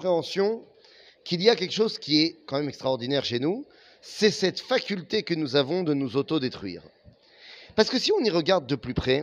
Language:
French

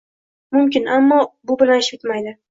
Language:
Uzbek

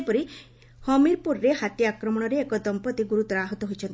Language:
Odia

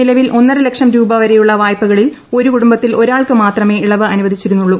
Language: Malayalam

